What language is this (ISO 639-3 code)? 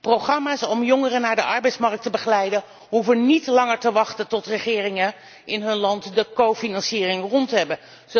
nld